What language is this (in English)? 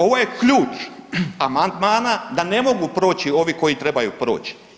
Croatian